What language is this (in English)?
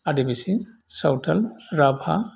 Bodo